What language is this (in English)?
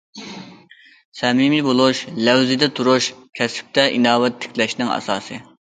Uyghur